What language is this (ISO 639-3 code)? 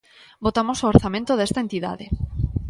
glg